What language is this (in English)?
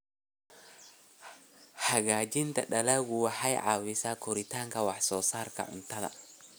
Somali